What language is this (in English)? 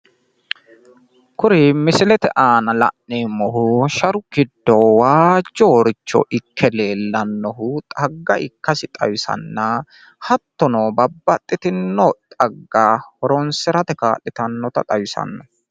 Sidamo